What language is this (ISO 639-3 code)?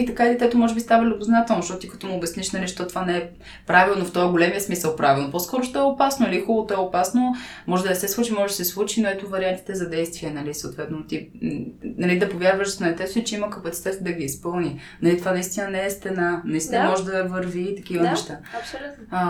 bul